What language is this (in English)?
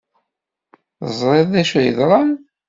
Kabyle